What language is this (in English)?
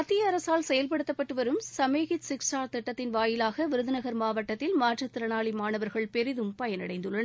Tamil